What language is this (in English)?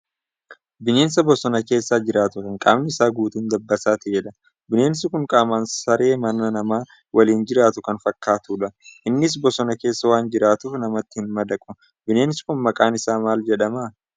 Oromo